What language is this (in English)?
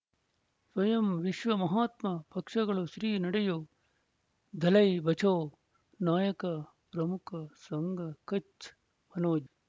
Kannada